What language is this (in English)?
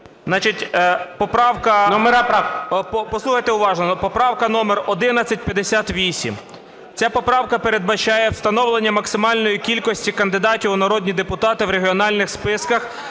Ukrainian